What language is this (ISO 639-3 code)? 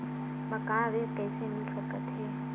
hne